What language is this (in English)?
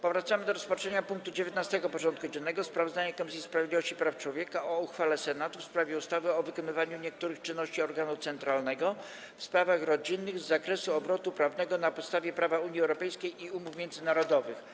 Polish